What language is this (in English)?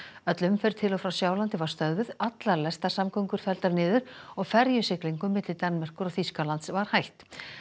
Icelandic